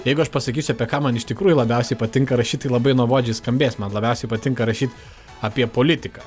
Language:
Lithuanian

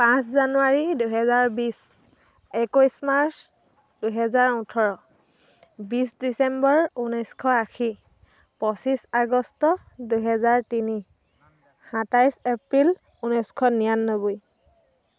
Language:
Assamese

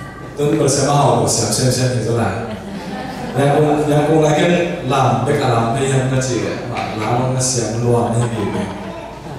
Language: Korean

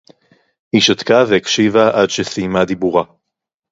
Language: Hebrew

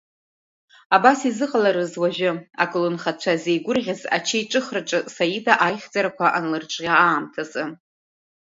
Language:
Abkhazian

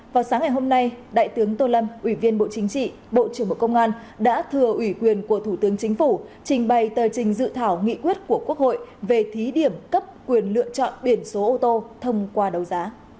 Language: Vietnamese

